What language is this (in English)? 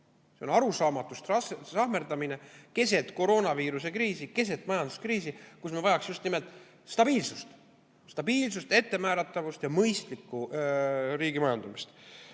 Estonian